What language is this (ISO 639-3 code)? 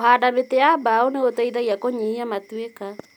kik